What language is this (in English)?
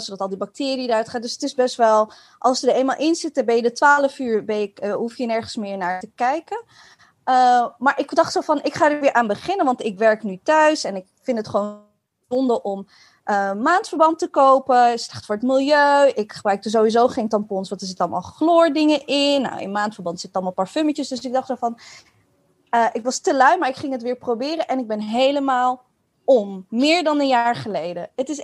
Dutch